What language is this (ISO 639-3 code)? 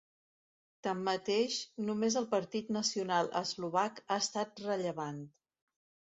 cat